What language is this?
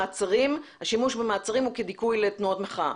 Hebrew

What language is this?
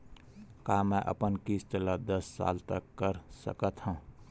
Chhattisgarhi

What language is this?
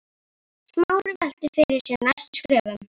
Icelandic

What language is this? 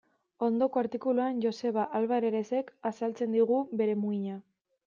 Basque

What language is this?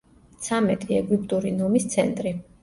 Georgian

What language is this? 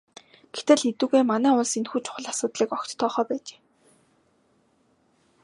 Mongolian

